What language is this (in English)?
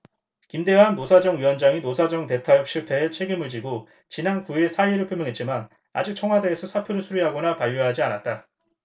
Korean